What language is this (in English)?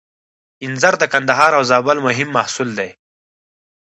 Pashto